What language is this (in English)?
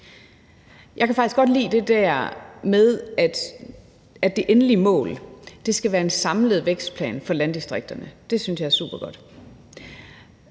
Danish